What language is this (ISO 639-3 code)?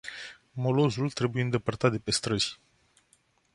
ron